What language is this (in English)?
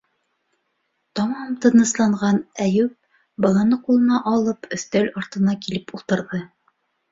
Bashkir